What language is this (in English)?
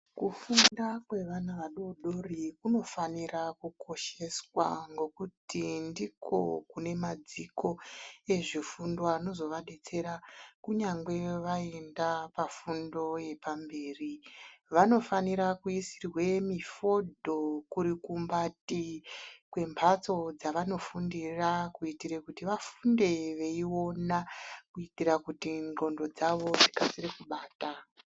Ndau